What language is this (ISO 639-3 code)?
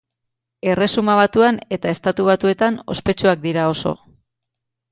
eus